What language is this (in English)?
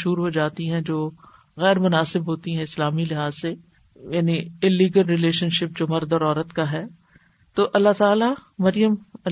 Urdu